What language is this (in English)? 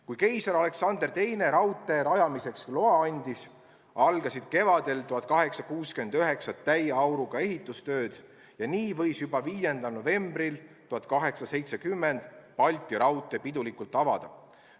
Estonian